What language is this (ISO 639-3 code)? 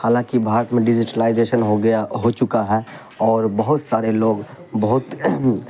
urd